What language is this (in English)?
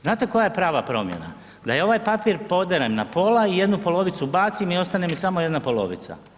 Croatian